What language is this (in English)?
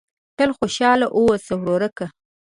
Pashto